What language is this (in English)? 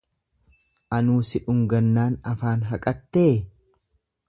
Oromo